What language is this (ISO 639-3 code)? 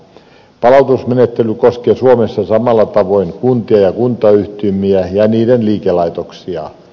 fin